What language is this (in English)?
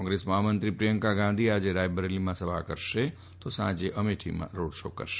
Gujarati